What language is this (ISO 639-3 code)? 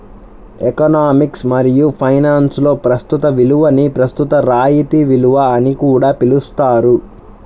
tel